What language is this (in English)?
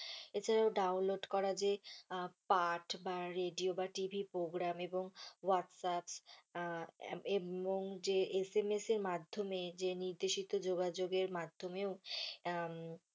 Bangla